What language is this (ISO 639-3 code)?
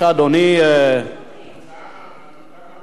heb